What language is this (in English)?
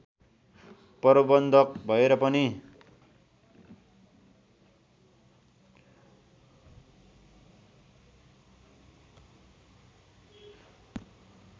Nepali